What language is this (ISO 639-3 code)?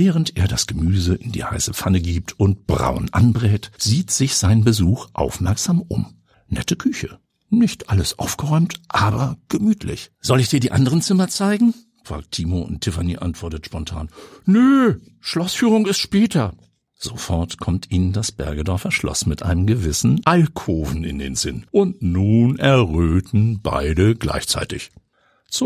deu